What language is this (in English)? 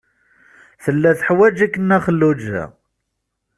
Kabyle